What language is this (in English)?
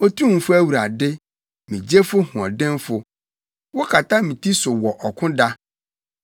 Akan